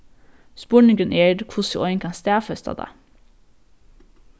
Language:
Faroese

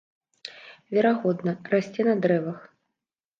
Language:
Belarusian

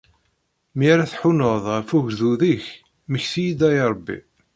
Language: Kabyle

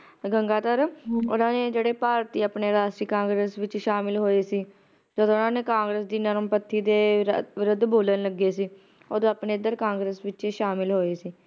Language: Punjabi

